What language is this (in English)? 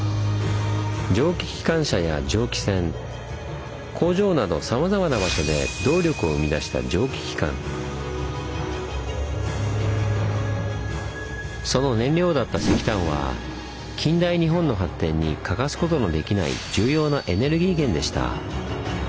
Japanese